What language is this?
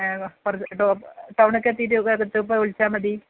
Malayalam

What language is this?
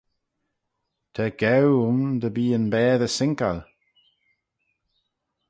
Manx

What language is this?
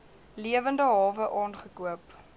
Afrikaans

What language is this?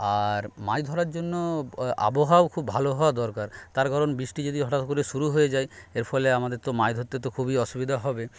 Bangla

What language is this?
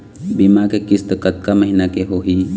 Chhattisgarhi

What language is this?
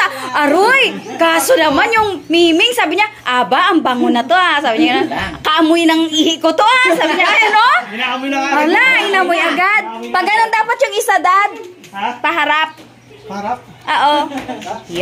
Filipino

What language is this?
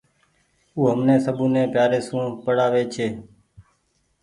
Goaria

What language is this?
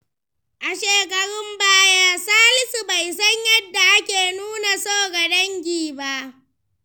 Hausa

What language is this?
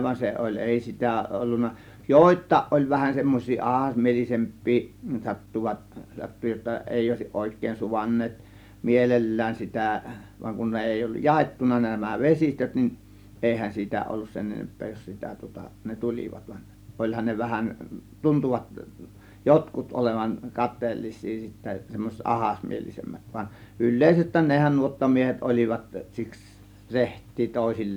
Finnish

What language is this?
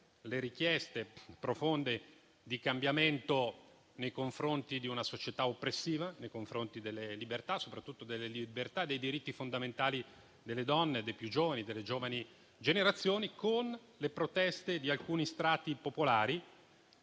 Italian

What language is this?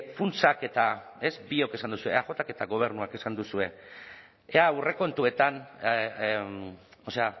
Basque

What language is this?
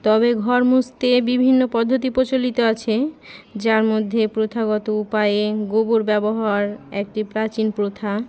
Bangla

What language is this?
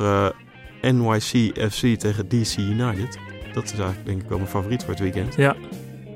Dutch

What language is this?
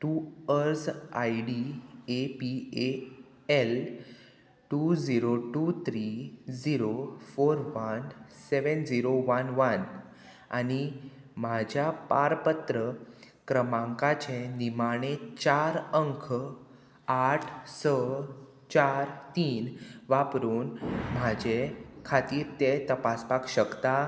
Konkani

